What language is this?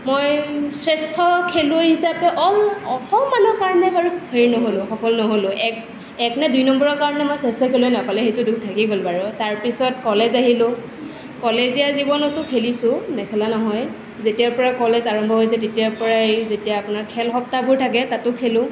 Assamese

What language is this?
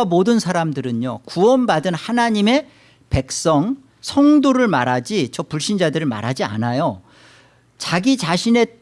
Korean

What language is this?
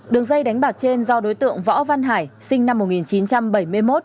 Vietnamese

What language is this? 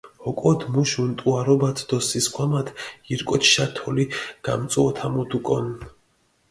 Mingrelian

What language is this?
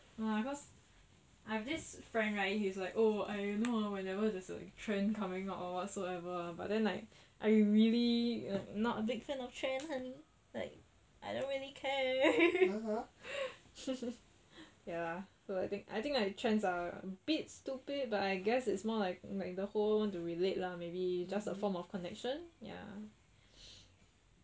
English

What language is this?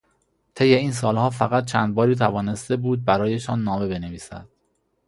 Persian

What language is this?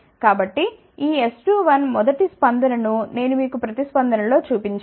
Telugu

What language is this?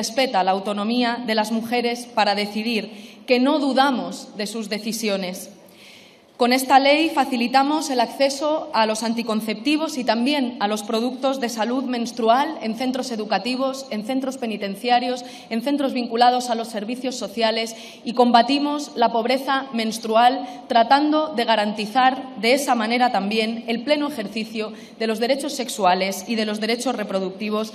Spanish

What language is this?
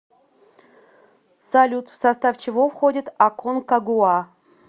Russian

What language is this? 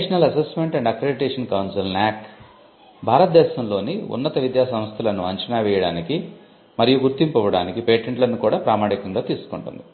Telugu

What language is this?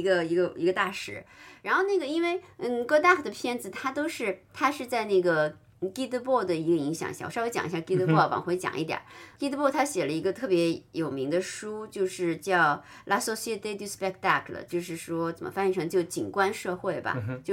Chinese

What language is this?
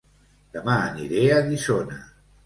Catalan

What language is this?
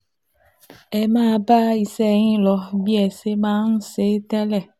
Yoruba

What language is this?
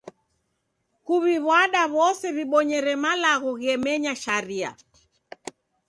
Taita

